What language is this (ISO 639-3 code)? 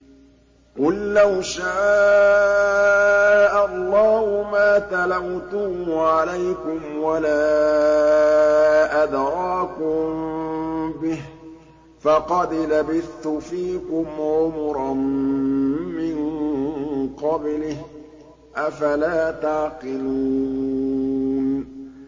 ara